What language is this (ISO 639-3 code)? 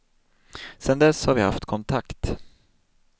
swe